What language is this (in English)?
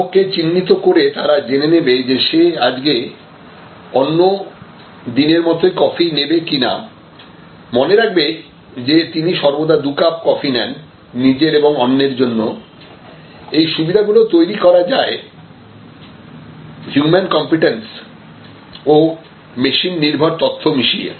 Bangla